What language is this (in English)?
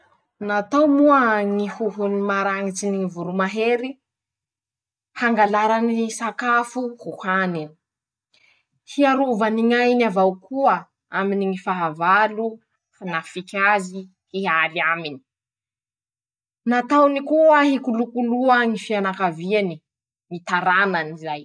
Masikoro Malagasy